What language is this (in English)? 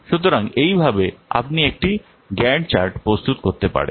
Bangla